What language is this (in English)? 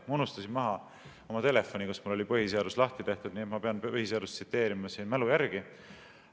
Estonian